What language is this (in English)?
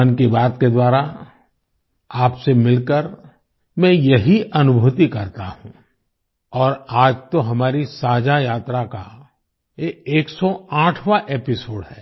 Hindi